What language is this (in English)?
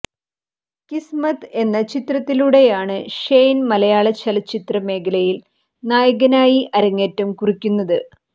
Malayalam